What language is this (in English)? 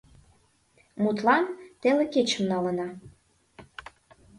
Mari